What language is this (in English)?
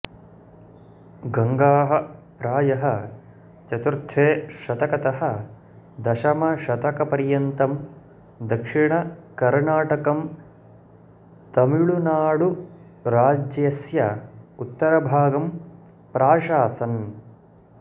Sanskrit